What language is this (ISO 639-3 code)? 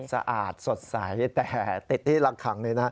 tha